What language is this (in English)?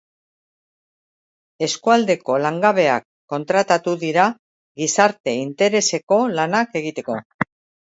Basque